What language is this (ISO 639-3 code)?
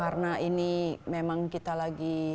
ind